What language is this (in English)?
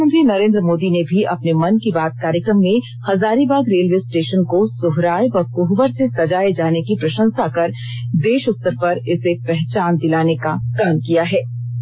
Hindi